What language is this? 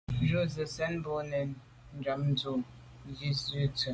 Medumba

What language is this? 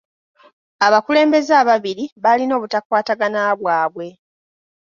Ganda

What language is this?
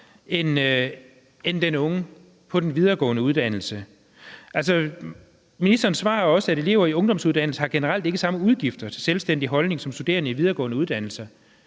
Danish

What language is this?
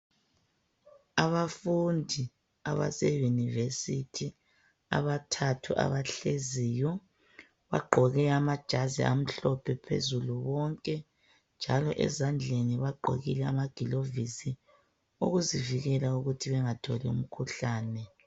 North Ndebele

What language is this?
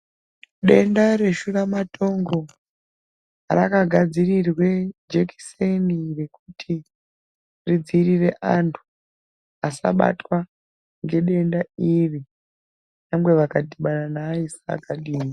Ndau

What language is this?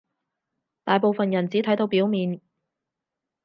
Cantonese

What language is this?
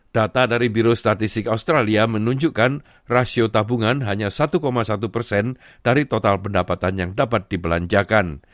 Indonesian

